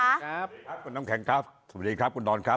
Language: Thai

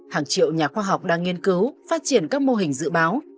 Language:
Vietnamese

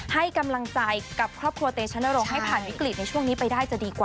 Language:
Thai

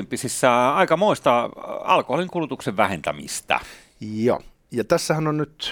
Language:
Finnish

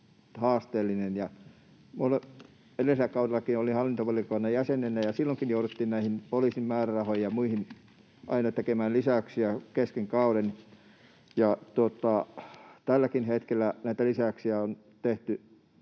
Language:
Finnish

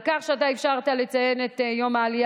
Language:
Hebrew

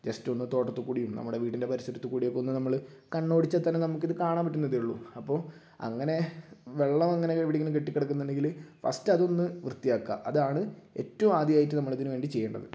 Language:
Malayalam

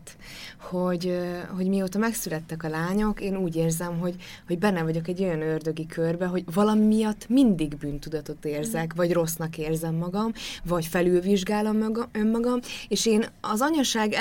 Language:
Hungarian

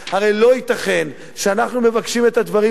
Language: Hebrew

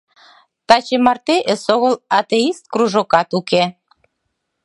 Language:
Mari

